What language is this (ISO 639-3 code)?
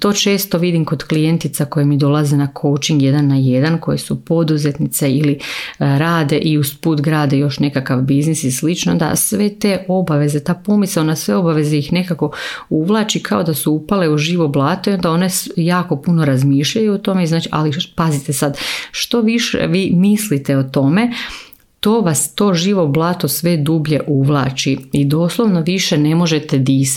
hrv